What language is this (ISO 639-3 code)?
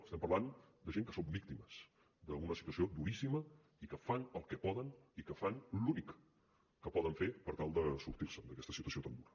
cat